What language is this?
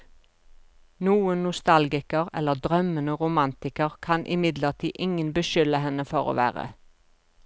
Norwegian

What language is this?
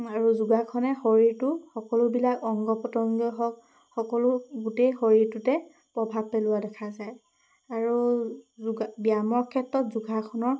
Assamese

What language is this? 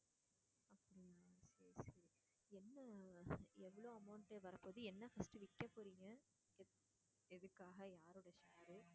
Tamil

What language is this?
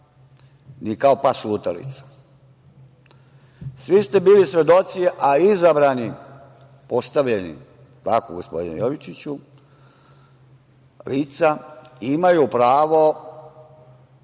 Serbian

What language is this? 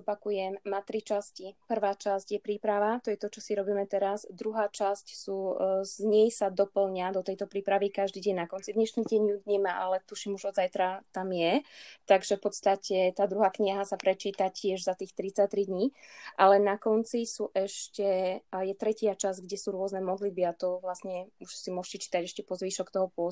Slovak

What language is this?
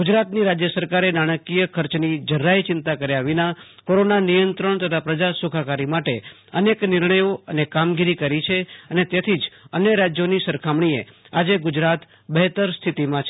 Gujarati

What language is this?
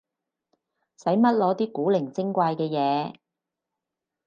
Cantonese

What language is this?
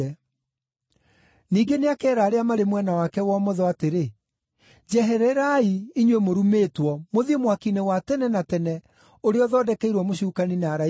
Kikuyu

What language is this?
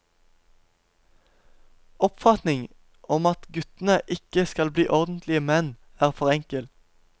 Norwegian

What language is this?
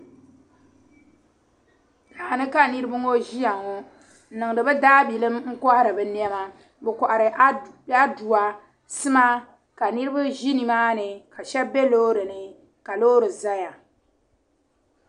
Dagbani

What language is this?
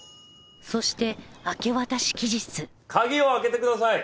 Japanese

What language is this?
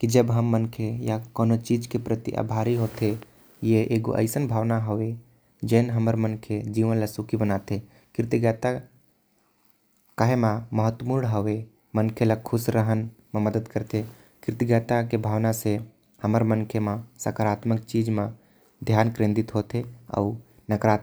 Korwa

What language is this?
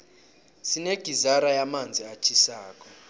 South Ndebele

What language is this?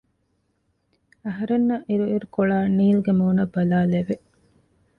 Divehi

